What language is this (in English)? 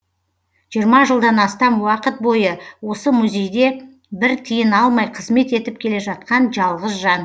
Kazakh